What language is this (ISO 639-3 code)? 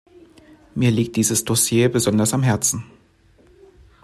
deu